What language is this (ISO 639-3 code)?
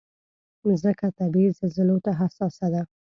pus